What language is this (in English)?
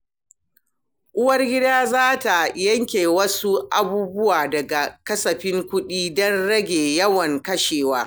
Hausa